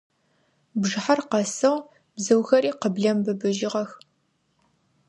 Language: Adyghe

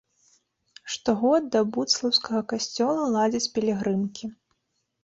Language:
Belarusian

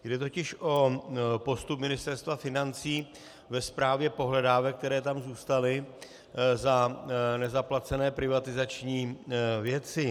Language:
Czech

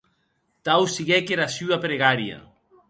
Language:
Occitan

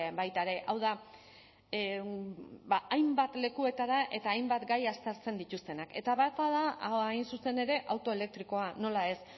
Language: Basque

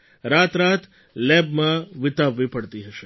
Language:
Gujarati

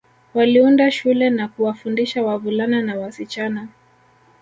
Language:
Swahili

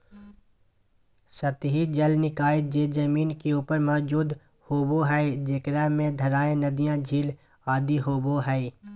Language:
Magahi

